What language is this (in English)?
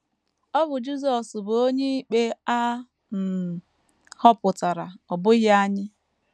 Igbo